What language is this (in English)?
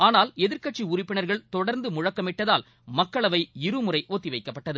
Tamil